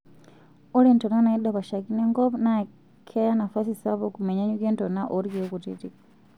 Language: Masai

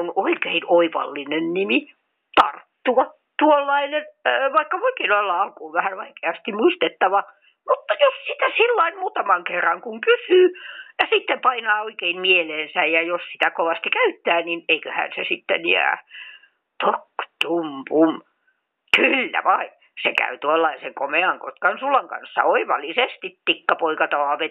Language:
Finnish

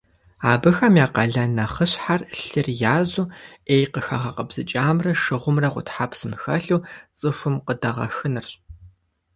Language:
Kabardian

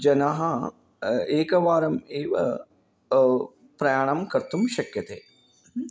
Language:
Sanskrit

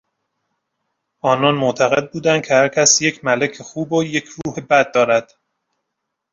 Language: Persian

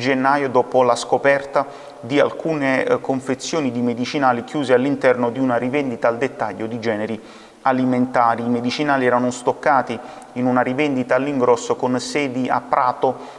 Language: Italian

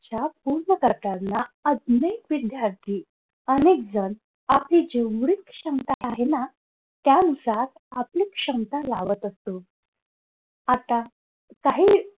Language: Marathi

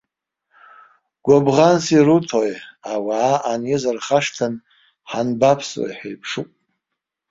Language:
Abkhazian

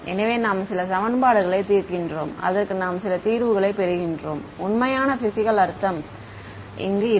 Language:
Tamil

